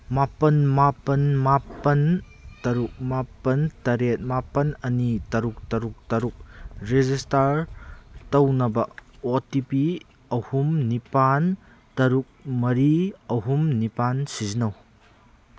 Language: Manipuri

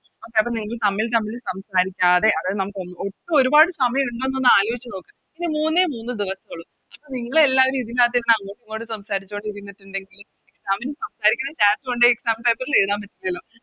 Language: Malayalam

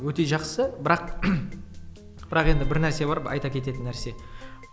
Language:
Kazakh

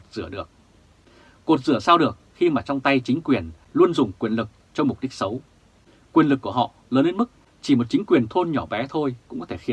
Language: Vietnamese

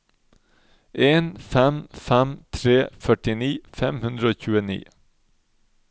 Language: Norwegian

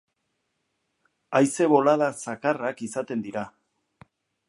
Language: Basque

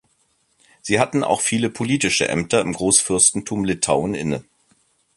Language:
German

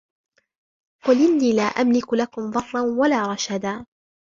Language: Arabic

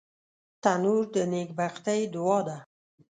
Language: Pashto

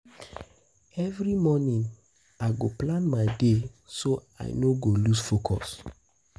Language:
Nigerian Pidgin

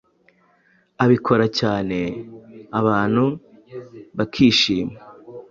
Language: Kinyarwanda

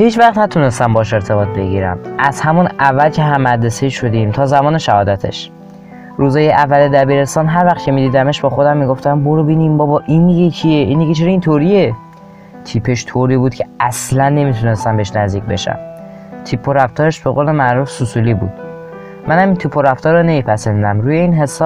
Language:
Persian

